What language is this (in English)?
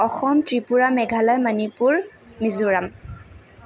Assamese